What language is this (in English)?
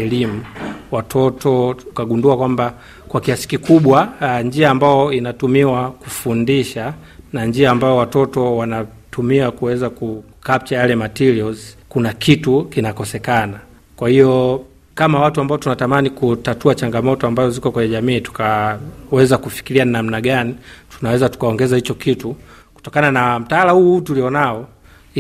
Swahili